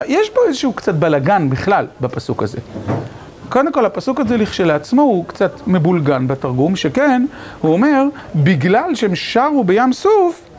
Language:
Hebrew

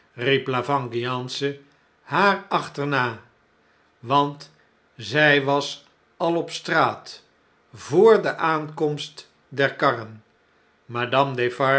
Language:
Dutch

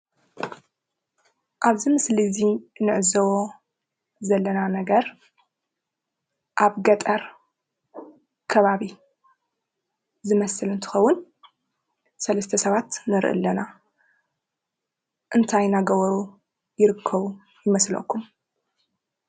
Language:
Tigrinya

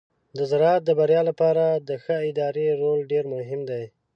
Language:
Pashto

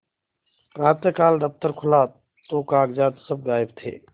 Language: Hindi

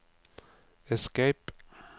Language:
Norwegian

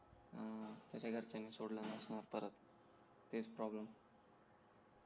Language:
Marathi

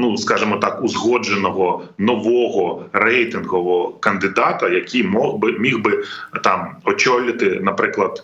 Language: Ukrainian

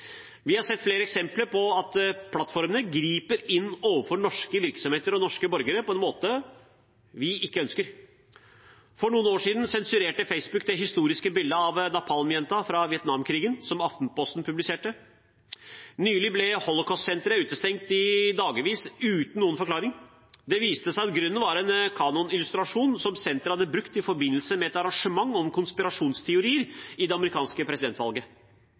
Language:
Norwegian Bokmål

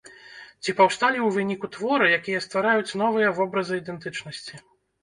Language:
Belarusian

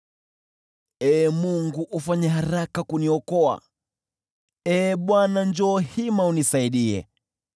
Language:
Swahili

